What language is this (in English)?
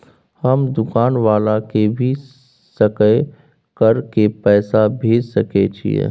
Maithili